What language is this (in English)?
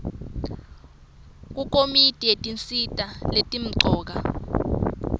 Swati